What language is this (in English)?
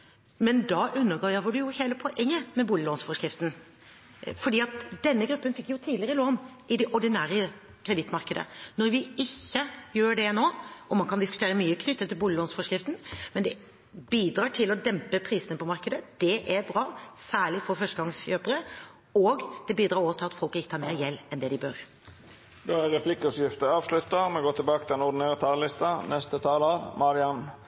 Norwegian